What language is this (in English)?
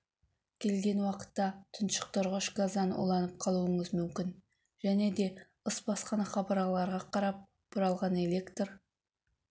Kazakh